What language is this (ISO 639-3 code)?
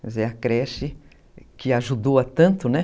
por